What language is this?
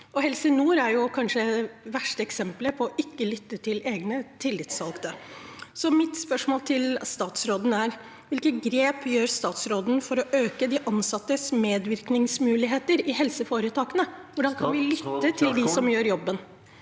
Norwegian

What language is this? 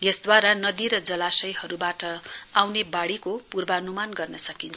Nepali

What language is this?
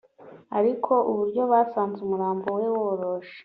Kinyarwanda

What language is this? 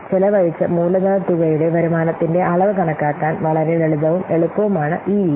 Malayalam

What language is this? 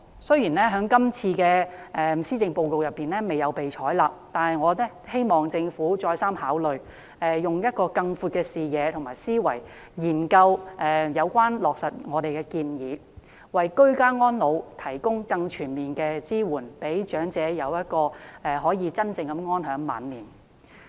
Cantonese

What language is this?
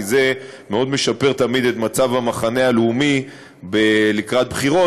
Hebrew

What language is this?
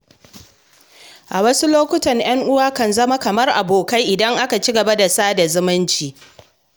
Hausa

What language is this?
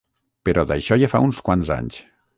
Catalan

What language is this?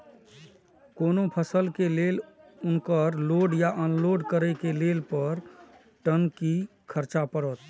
Maithili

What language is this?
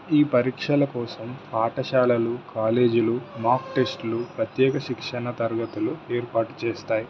Telugu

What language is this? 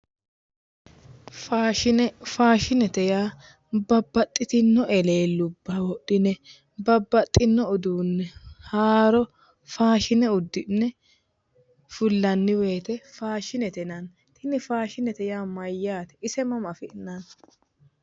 Sidamo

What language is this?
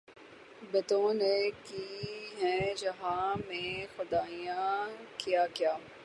Urdu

